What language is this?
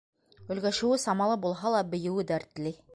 Bashkir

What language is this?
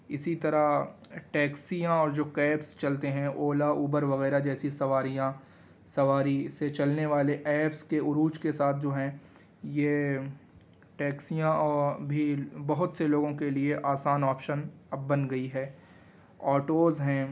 Urdu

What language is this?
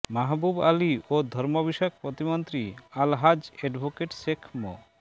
Bangla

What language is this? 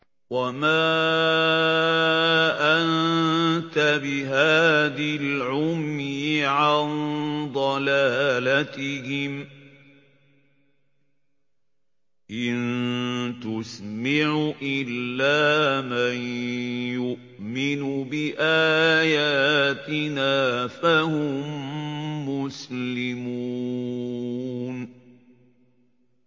Arabic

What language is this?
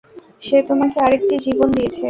Bangla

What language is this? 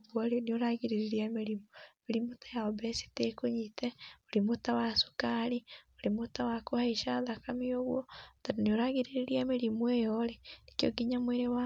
Kikuyu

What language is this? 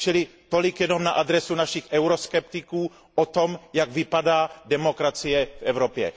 Czech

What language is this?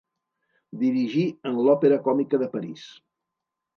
Catalan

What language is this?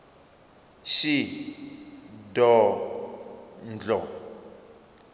Venda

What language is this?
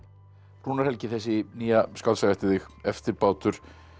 Icelandic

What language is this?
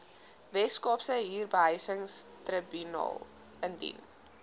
Afrikaans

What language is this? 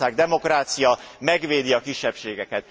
Hungarian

